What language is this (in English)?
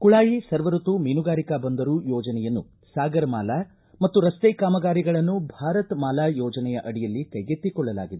Kannada